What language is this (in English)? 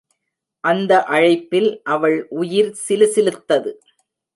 Tamil